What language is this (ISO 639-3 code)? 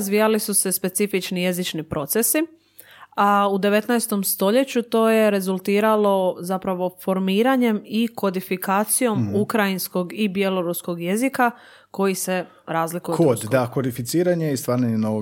hrv